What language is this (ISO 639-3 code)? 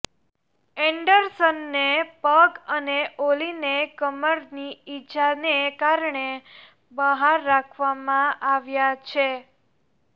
guj